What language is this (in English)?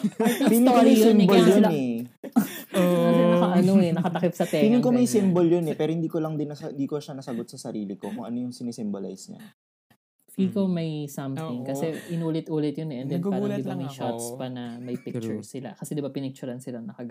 Filipino